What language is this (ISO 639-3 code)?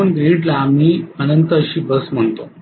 mar